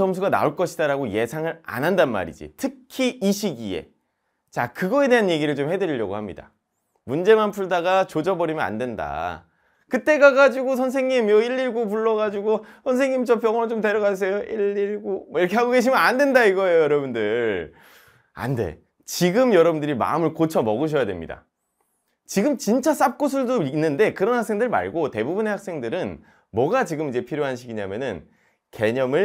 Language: Korean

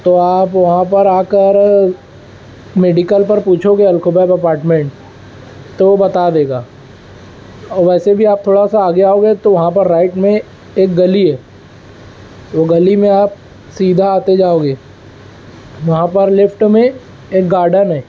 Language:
Urdu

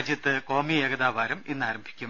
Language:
Malayalam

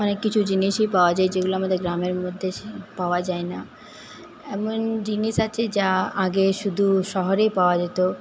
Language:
Bangla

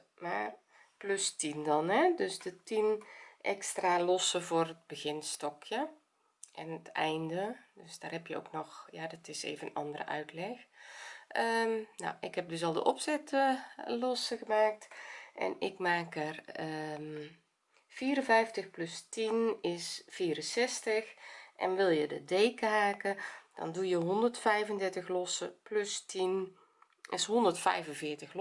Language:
Dutch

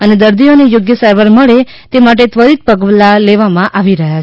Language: Gujarati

